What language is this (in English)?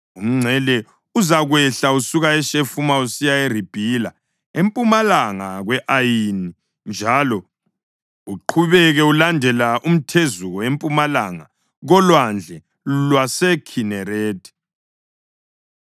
North Ndebele